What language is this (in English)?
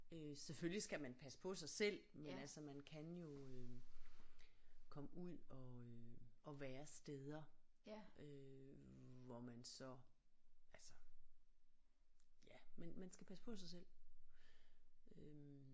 Danish